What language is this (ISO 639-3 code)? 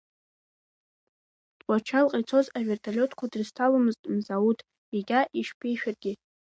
abk